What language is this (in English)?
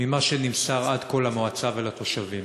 Hebrew